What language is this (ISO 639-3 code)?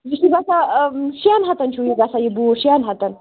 kas